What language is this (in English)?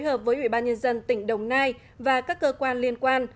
Vietnamese